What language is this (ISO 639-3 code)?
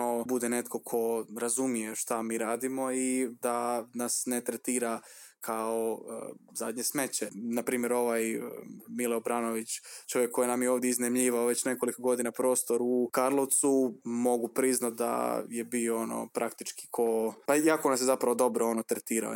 hrv